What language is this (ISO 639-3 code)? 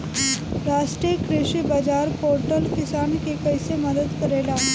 bho